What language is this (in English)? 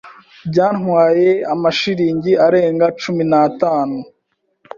Kinyarwanda